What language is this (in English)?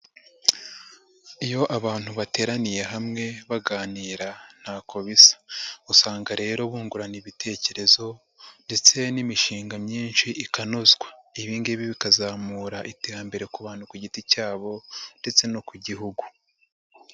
Kinyarwanda